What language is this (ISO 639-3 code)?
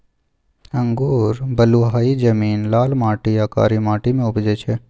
mai